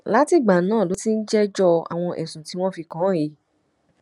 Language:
Yoruba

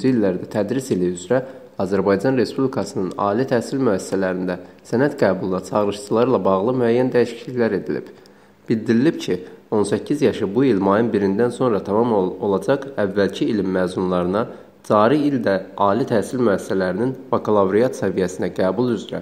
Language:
Turkish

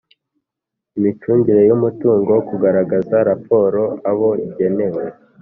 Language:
Kinyarwanda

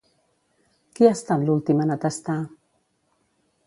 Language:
Catalan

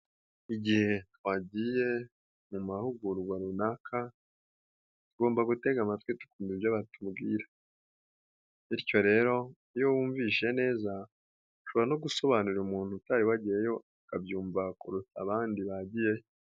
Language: Kinyarwanda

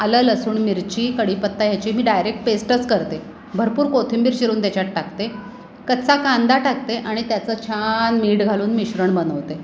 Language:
Marathi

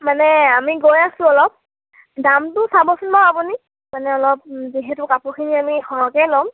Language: Assamese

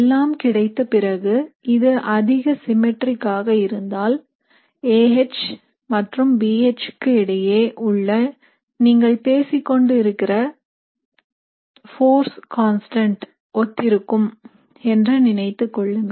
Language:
Tamil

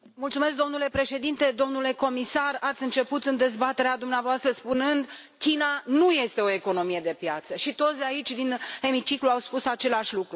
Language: Romanian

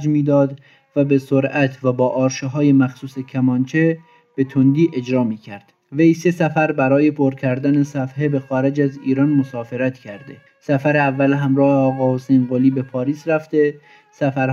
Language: Persian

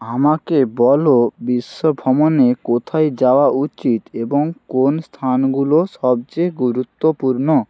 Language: Bangla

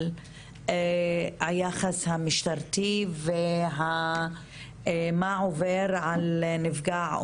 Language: Hebrew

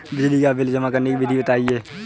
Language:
Hindi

